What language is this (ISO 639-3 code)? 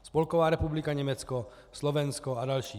ces